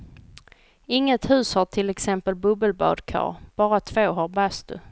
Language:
Swedish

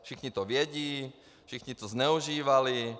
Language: Czech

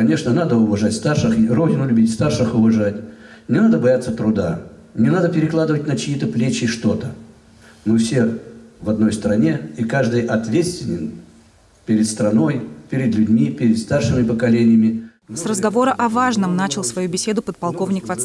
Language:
Russian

